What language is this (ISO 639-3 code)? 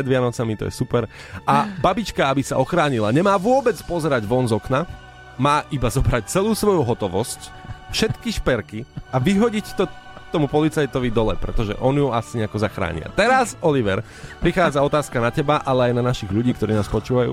slk